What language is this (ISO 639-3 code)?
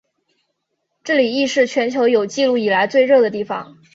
zho